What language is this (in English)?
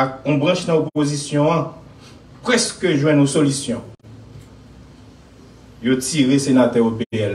French